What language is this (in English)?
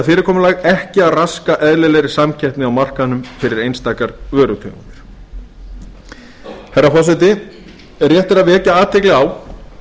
Icelandic